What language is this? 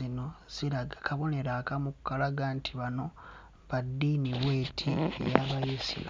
Ganda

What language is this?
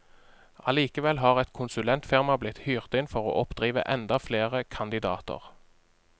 Norwegian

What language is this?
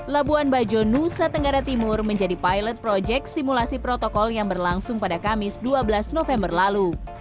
Indonesian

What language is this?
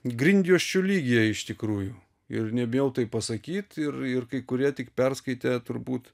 Lithuanian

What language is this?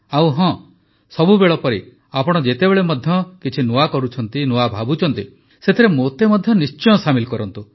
Odia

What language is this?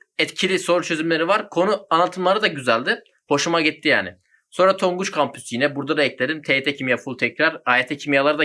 Turkish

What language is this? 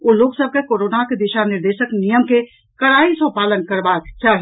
Maithili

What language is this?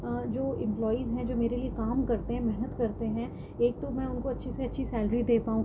Urdu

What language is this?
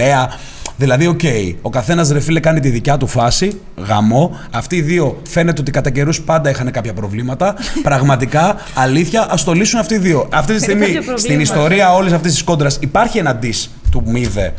Greek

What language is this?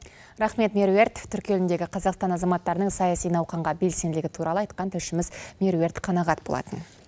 Kazakh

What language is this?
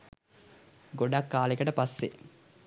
Sinhala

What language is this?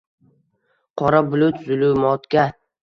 Uzbek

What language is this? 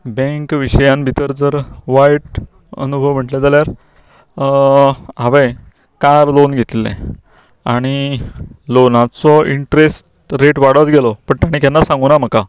Konkani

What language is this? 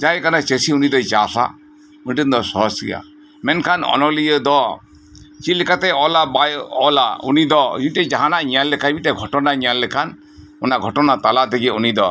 Santali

